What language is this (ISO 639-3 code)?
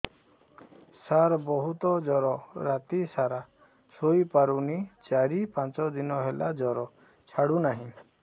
ori